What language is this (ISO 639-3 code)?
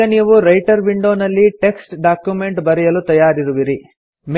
kan